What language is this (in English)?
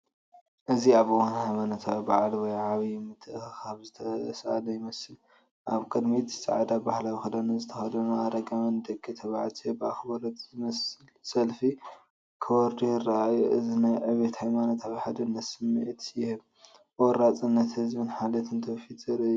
Tigrinya